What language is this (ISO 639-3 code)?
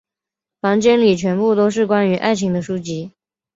zho